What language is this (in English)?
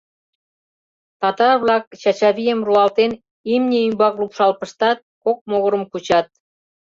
Mari